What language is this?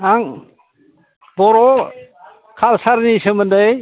Bodo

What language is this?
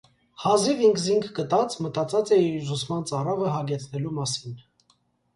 Armenian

